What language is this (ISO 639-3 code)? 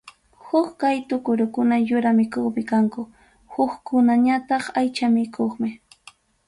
quy